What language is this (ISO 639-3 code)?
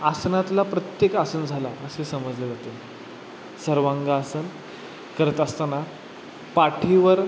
mar